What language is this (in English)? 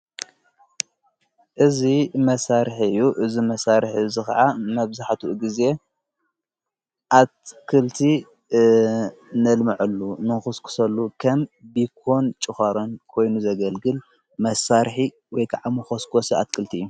Tigrinya